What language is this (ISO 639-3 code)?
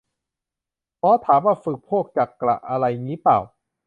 tha